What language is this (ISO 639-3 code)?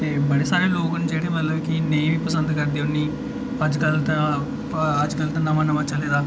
doi